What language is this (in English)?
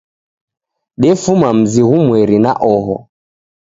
Taita